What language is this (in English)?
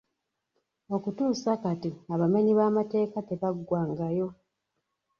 Ganda